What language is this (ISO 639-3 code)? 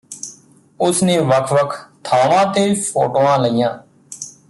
pan